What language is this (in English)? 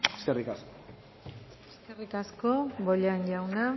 Basque